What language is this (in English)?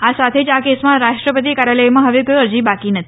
Gujarati